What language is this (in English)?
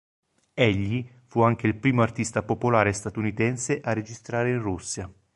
Italian